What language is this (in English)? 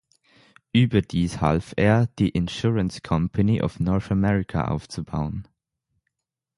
German